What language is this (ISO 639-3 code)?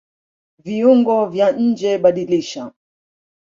swa